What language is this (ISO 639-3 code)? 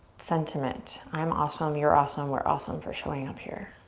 eng